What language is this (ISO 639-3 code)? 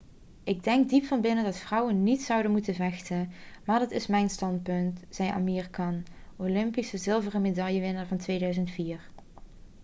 nld